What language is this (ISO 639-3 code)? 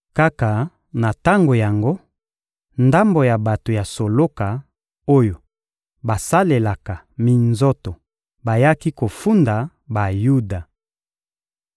lin